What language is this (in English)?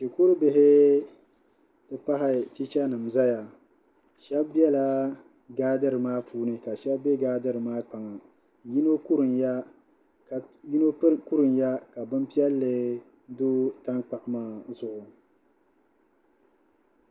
Dagbani